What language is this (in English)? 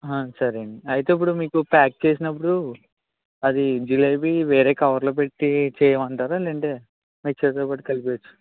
Telugu